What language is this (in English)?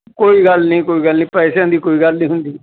Punjabi